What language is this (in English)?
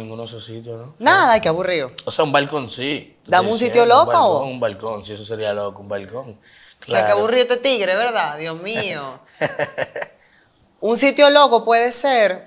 Spanish